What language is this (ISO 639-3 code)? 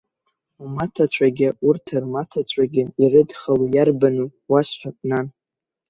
abk